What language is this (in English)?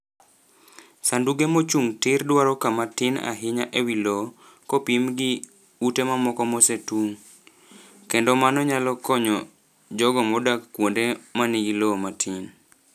Luo (Kenya and Tanzania)